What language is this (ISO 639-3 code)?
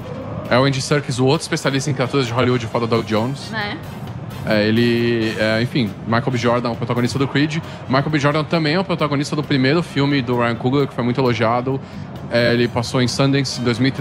por